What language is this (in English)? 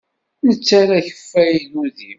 Kabyle